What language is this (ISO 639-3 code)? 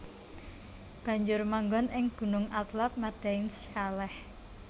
jav